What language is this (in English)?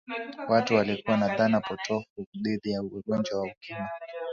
Swahili